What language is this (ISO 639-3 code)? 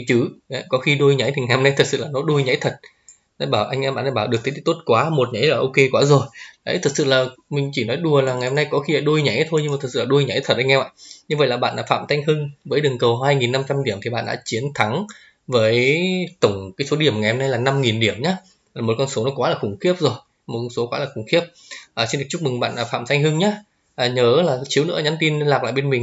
vie